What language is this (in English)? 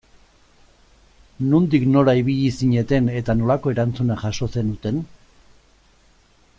Basque